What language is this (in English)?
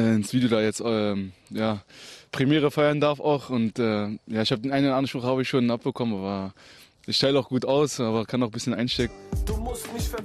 German